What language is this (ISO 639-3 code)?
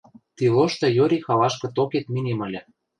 mrj